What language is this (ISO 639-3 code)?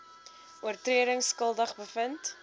afr